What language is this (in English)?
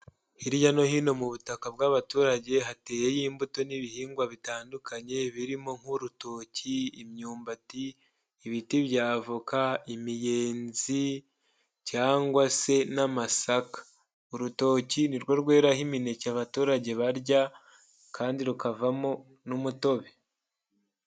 Kinyarwanda